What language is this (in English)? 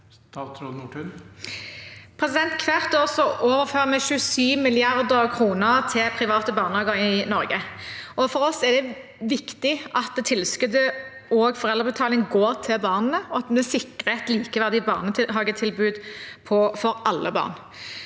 Norwegian